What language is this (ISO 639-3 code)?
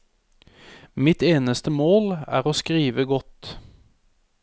nor